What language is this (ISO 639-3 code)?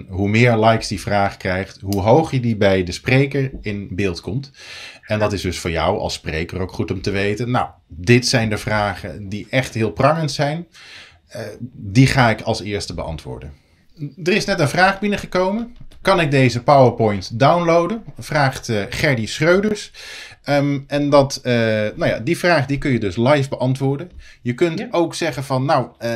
nld